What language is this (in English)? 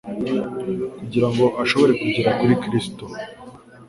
Kinyarwanda